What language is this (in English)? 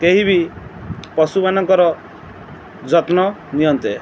Odia